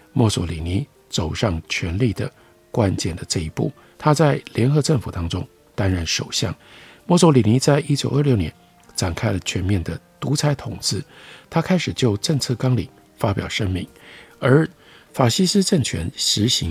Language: Chinese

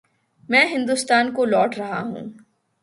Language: Urdu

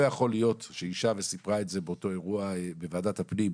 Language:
Hebrew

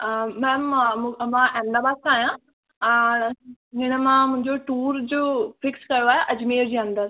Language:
Sindhi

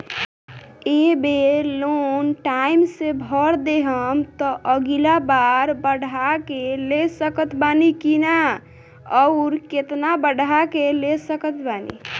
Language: Bhojpuri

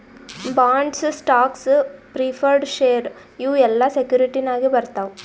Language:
Kannada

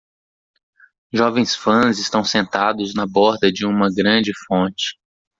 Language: Portuguese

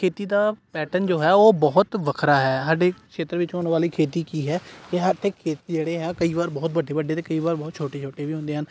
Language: Punjabi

